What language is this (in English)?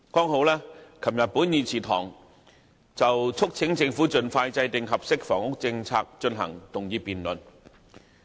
Cantonese